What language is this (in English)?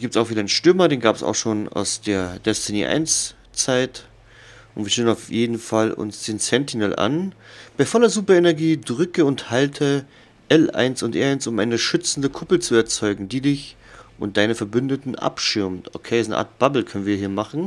German